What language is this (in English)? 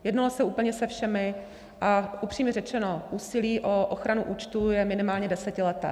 Czech